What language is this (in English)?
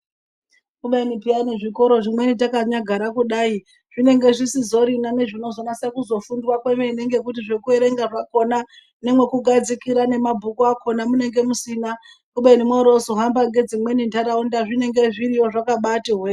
Ndau